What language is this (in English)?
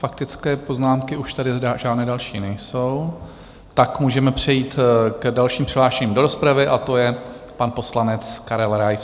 Czech